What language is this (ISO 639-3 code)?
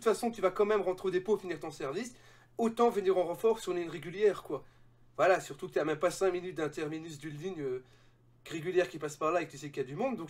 fra